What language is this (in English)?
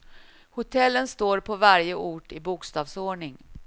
Swedish